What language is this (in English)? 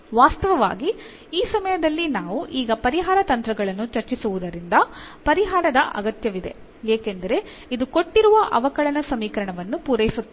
Kannada